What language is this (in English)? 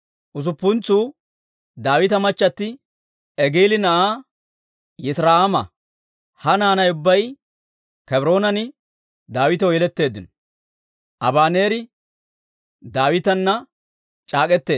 Dawro